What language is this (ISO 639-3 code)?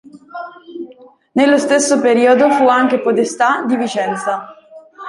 ita